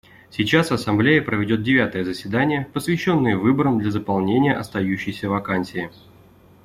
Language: Russian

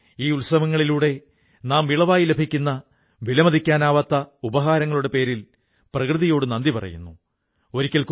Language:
Malayalam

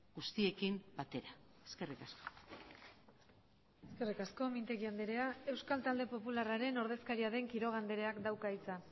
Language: Basque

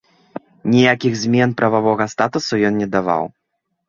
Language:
Belarusian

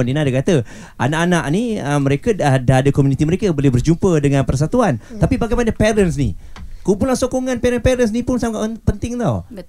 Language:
Malay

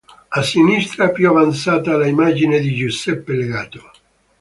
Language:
Italian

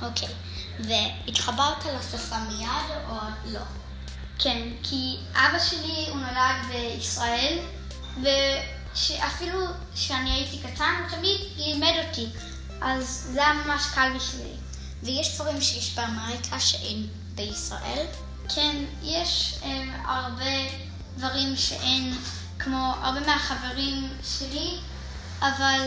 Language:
Hebrew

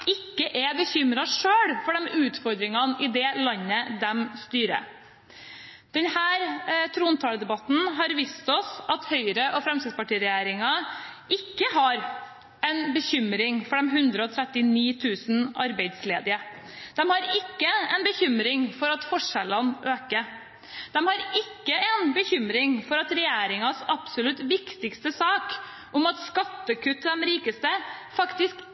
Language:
Norwegian Bokmål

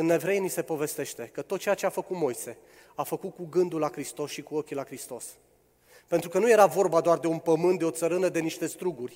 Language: Romanian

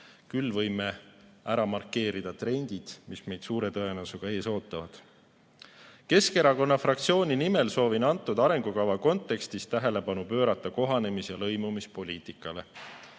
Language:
Estonian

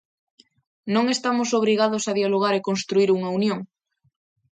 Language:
Galician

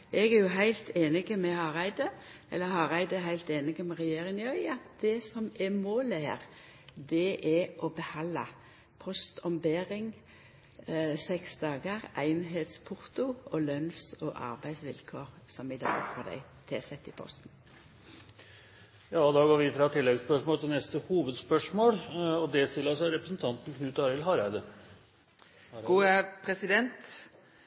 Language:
Norwegian Nynorsk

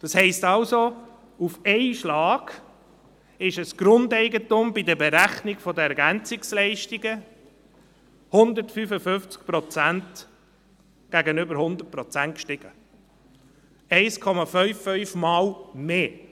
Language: Swiss German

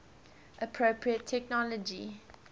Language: English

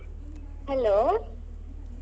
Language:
Kannada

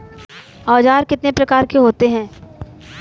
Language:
Hindi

